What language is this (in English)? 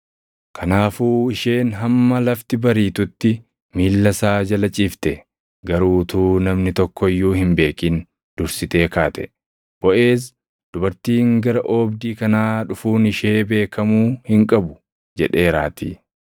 Oromo